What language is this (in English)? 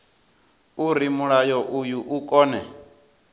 Venda